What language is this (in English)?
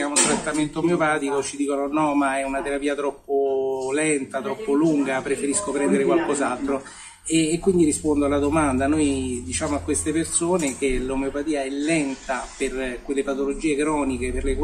Italian